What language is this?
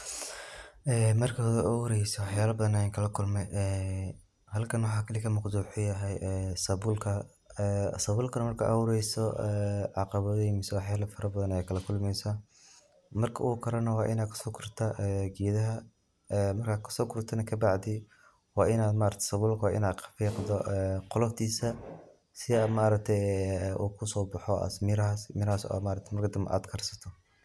Somali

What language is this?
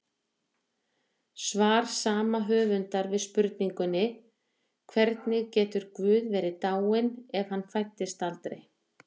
Icelandic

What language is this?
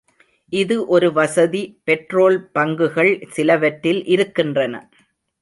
Tamil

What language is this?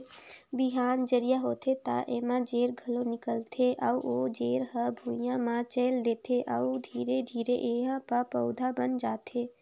Chhattisgarhi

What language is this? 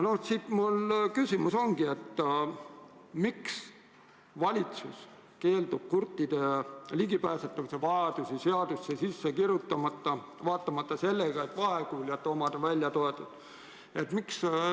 Estonian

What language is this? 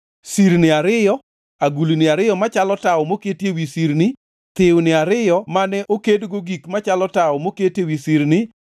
Luo (Kenya and Tanzania)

